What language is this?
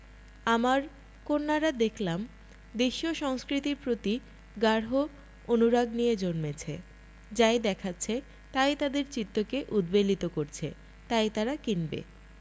Bangla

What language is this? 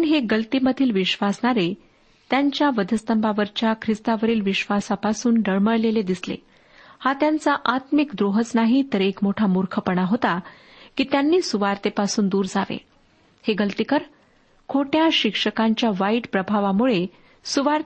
Marathi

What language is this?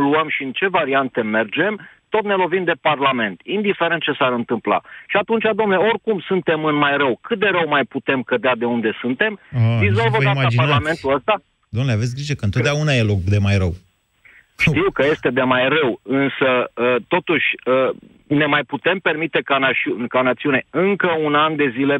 Romanian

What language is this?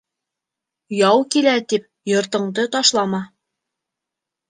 Bashkir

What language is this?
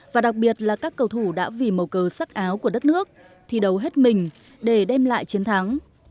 Vietnamese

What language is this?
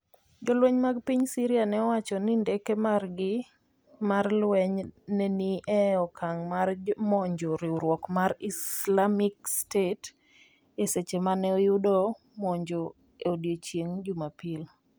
Luo (Kenya and Tanzania)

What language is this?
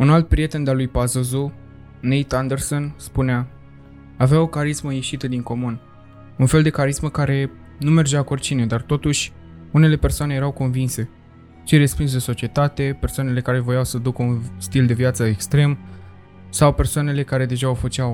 Romanian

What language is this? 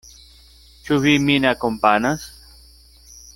Esperanto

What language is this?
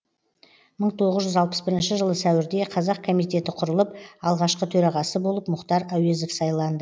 Kazakh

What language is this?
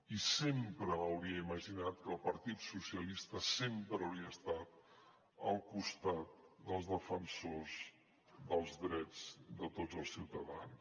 Catalan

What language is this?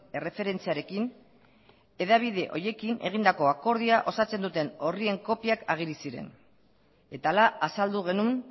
Basque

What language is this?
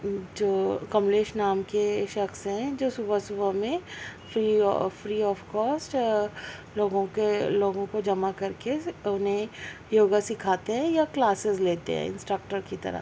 Urdu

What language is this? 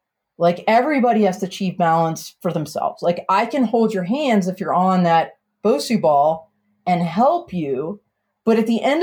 English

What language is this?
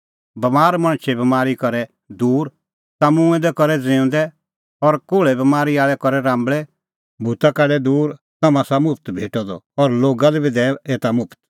Kullu Pahari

